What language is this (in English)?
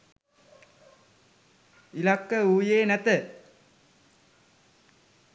Sinhala